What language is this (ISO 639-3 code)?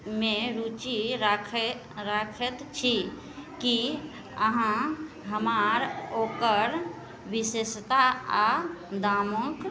mai